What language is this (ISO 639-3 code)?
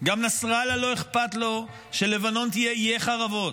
heb